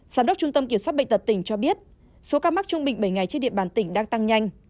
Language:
Vietnamese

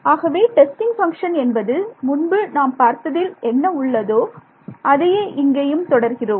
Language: Tamil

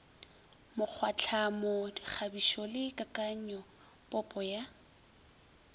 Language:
Northern Sotho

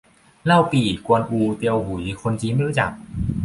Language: Thai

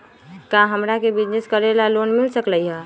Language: Magahi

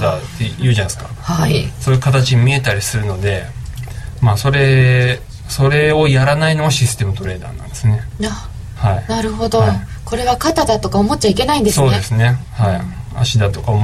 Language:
Japanese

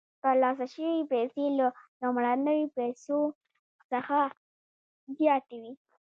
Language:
Pashto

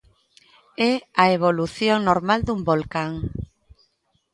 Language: Galician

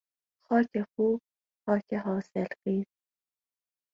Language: Persian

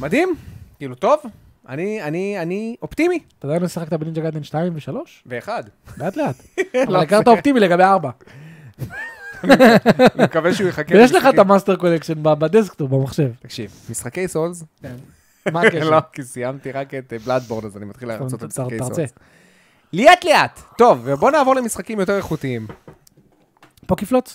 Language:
Hebrew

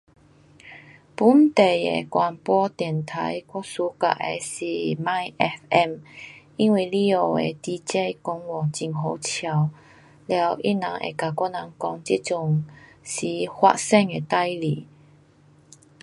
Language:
Pu-Xian Chinese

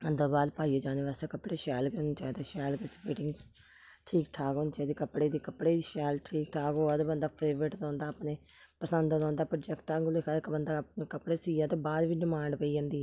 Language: Dogri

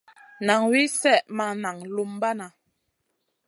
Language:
Masana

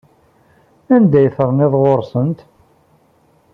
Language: Kabyle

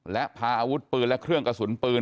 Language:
Thai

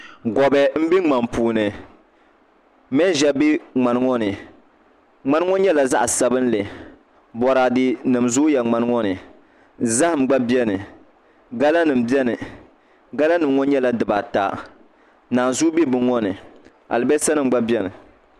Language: Dagbani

